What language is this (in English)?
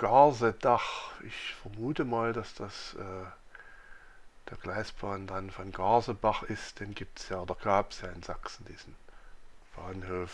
German